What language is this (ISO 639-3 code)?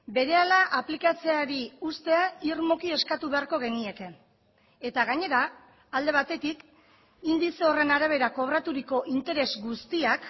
eus